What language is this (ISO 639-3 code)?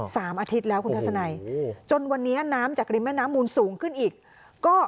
tha